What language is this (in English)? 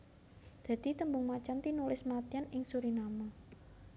Javanese